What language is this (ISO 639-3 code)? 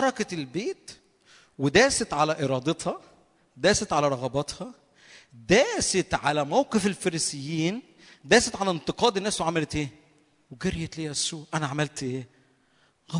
ara